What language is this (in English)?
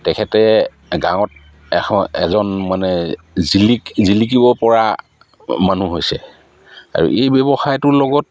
Assamese